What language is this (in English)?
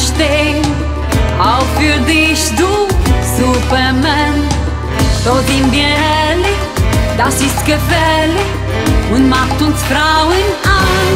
Latvian